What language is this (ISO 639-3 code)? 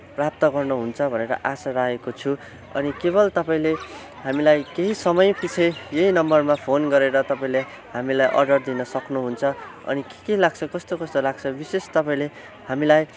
nep